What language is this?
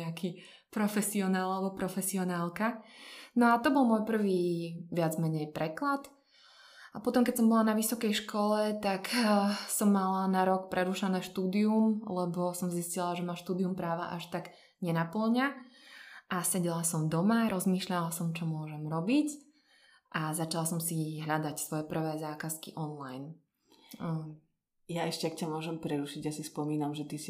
Slovak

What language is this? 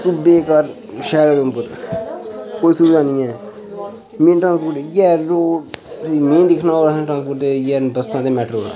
Dogri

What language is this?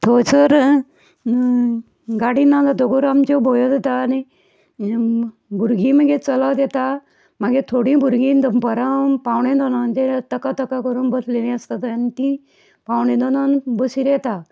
Konkani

